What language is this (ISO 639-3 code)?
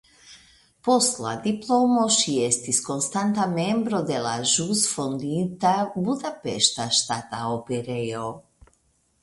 epo